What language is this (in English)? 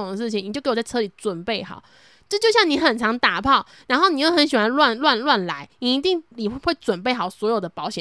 Chinese